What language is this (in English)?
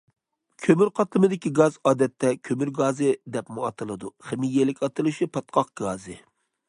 Uyghur